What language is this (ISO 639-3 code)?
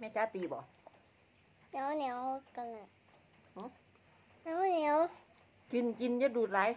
tha